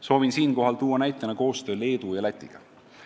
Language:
Estonian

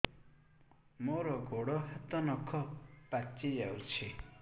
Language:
Odia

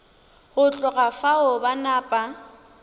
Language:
Northern Sotho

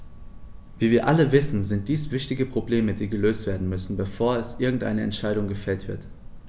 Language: German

